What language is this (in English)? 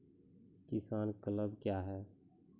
Maithili